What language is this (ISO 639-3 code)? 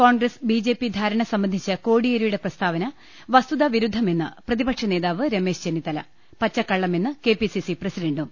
mal